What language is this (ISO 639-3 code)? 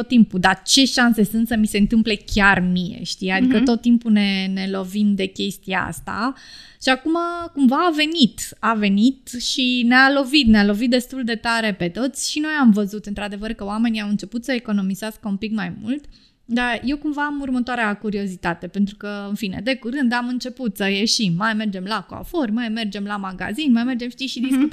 ron